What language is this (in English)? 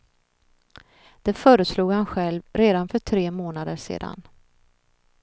Swedish